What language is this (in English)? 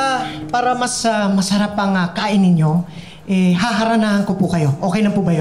Filipino